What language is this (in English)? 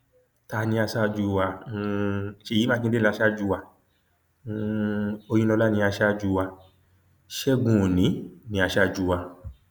Yoruba